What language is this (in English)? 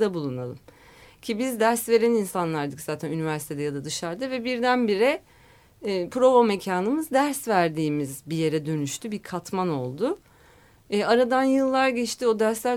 Turkish